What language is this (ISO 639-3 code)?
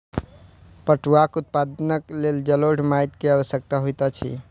mai